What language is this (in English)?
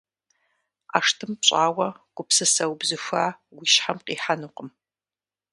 Kabardian